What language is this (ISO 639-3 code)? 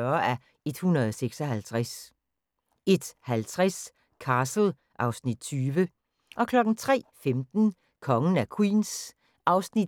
dan